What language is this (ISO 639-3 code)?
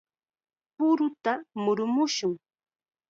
qxa